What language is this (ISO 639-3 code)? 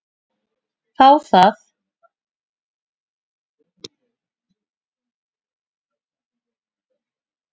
isl